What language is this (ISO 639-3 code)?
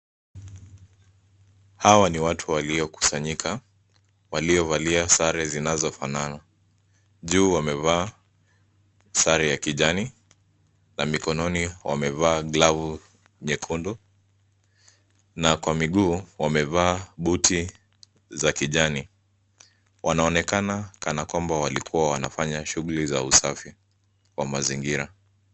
swa